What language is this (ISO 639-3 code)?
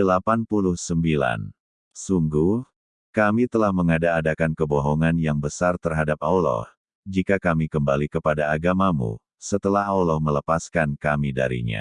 ind